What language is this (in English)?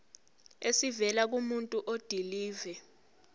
Zulu